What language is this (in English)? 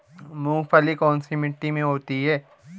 Hindi